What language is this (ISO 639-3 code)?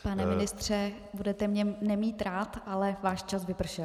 ces